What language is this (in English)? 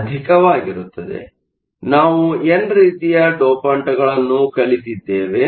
Kannada